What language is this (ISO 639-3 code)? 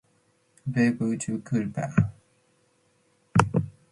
mcf